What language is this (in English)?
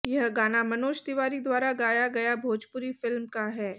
Hindi